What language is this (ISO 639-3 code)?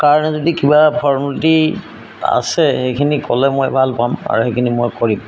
asm